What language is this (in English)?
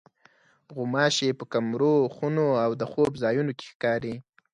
Pashto